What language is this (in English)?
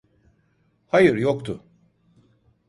Turkish